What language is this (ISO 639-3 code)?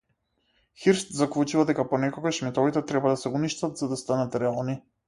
mkd